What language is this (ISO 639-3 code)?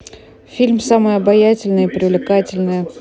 rus